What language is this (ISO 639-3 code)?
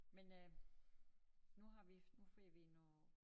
dan